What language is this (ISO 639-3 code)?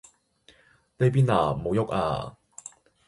yue